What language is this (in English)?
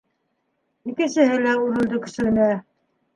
Bashkir